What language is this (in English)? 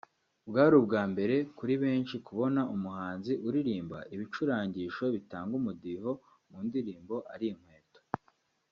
Kinyarwanda